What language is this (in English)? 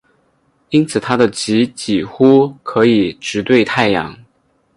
Chinese